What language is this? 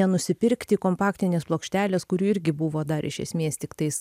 Lithuanian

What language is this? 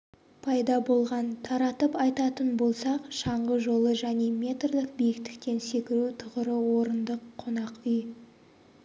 Kazakh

